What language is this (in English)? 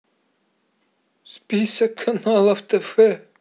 Russian